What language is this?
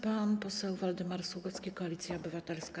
Polish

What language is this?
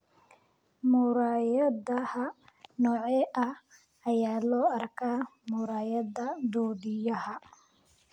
Somali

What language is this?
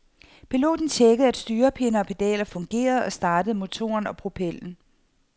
Danish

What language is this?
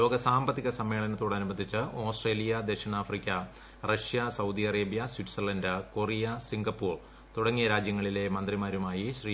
Malayalam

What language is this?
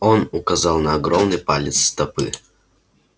Russian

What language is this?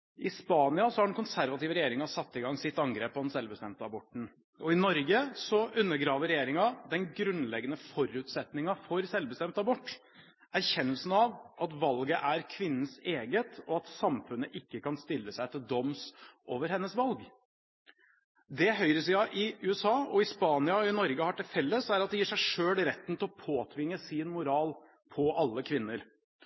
Norwegian Bokmål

